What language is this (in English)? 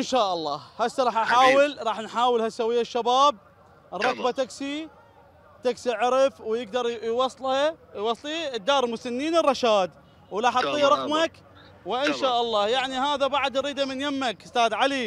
Arabic